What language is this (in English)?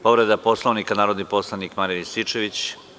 Serbian